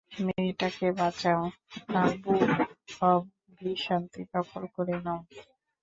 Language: Bangla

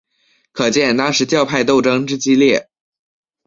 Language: Chinese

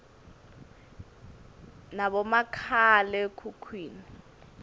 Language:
Swati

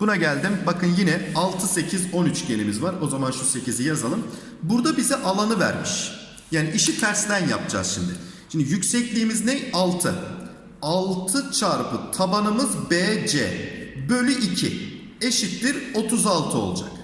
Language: Turkish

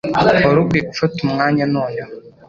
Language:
Kinyarwanda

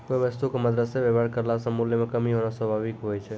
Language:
Maithili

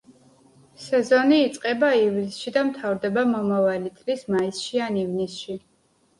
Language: Georgian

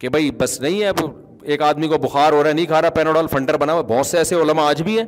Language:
Urdu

